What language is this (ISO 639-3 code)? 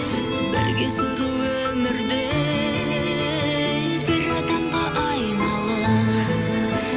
kaz